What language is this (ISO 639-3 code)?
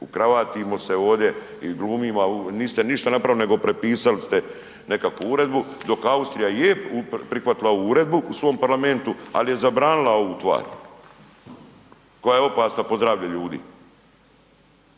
hrv